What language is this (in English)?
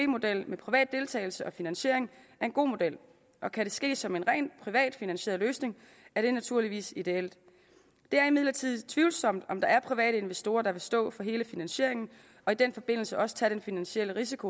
Danish